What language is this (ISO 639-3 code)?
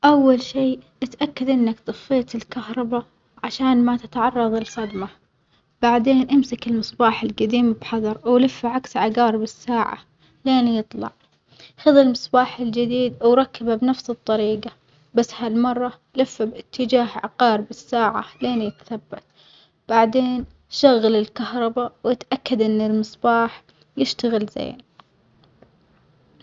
acx